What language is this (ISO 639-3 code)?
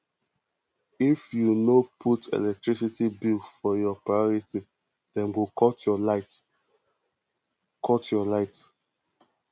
pcm